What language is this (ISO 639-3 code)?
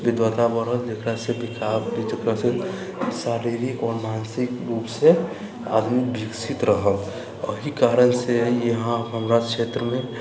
mai